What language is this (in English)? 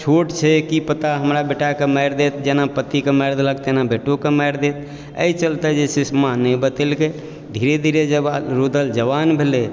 Maithili